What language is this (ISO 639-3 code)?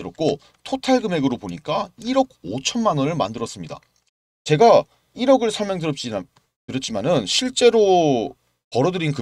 kor